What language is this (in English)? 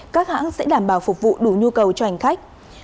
Vietnamese